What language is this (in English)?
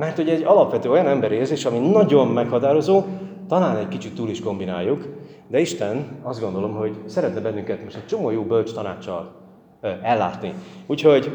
Hungarian